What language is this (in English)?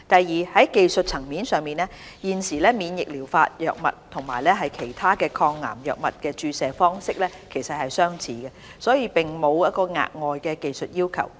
Cantonese